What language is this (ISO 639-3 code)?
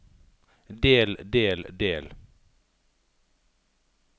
nor